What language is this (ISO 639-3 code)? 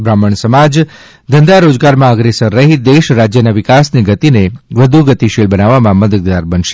guj